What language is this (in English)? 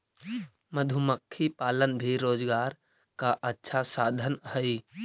Magahi